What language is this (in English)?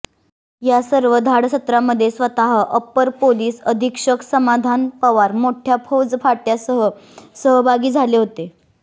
Marathi